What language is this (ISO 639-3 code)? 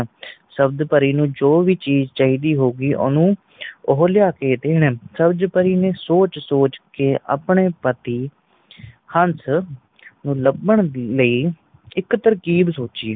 pan